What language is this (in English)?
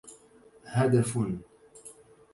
Arabic